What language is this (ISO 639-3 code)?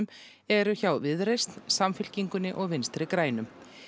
isl